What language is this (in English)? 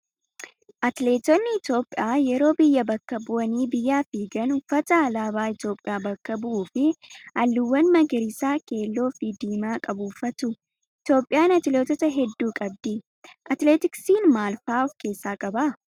Oromo